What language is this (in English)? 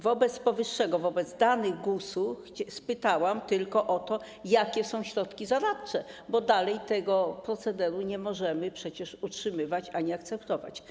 Polish